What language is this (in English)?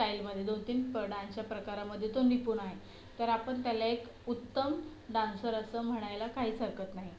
Marathi